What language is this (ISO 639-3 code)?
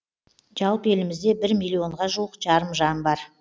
kaz